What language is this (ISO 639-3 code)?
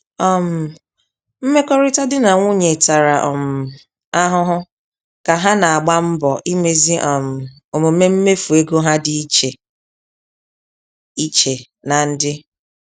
ibo